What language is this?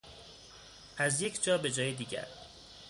Persian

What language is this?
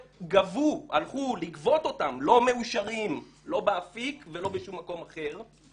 Hebrew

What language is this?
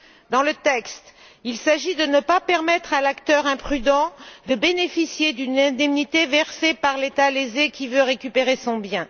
French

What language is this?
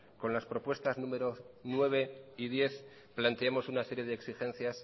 Spanish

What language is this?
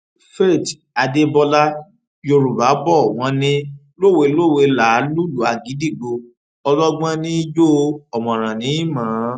Yoruba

